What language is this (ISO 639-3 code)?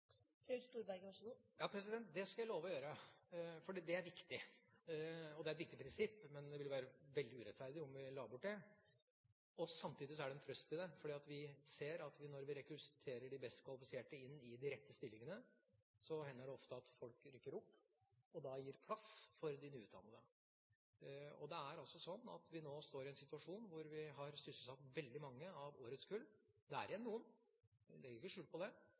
nob